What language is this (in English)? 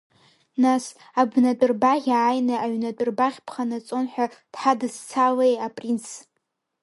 Abkhazian